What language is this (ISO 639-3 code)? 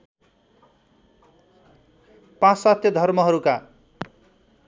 nep